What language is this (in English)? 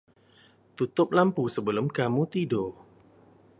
Malay